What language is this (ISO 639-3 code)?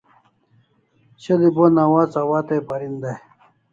kls